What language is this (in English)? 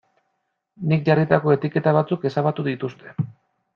Basque